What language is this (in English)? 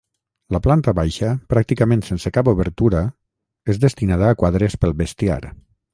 Catalan